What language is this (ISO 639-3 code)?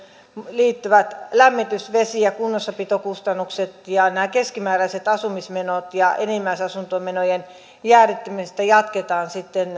fin